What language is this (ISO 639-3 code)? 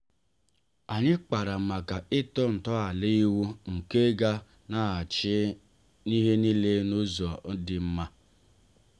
ibo